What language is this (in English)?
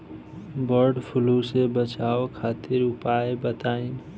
Bhojpuri